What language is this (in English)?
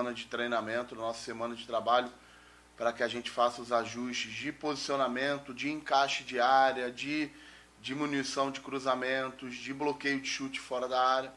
Portuguese